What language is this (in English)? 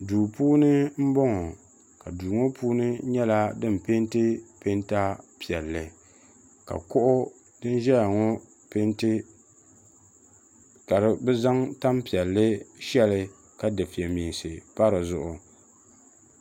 Dagbani